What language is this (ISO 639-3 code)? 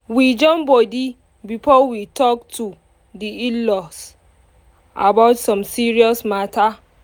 pcm